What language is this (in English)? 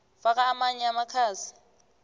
South Ndebele